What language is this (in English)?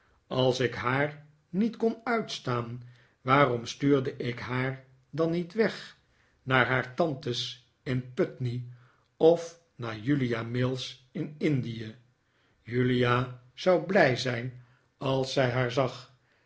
Dutch